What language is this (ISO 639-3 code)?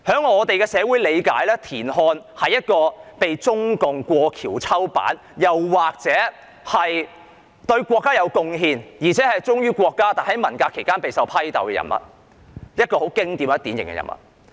yue